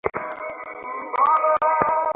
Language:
Bangla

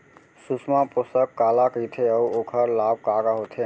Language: Chhattisgarhi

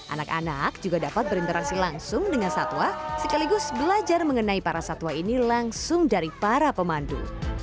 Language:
Indonesian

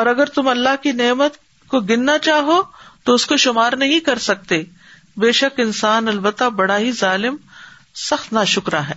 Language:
Urdu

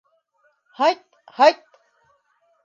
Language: Bashkir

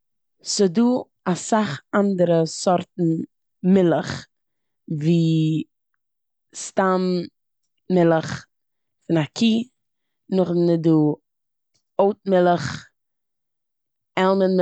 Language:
Yiddish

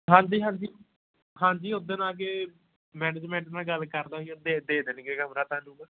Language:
Punjabi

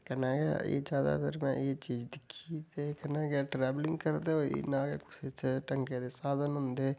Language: Dogri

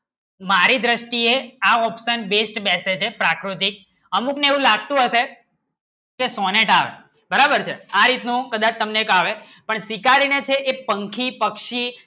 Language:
Gujarati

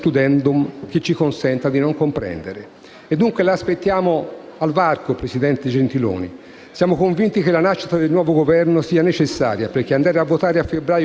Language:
Italian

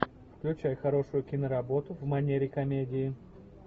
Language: Russian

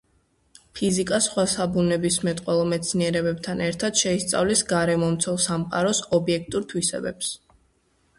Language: Georgian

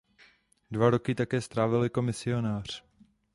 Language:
Czech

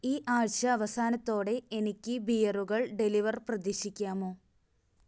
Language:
Malayalam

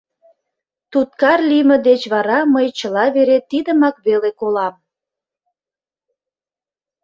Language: Mari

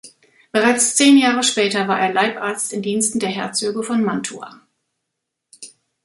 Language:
German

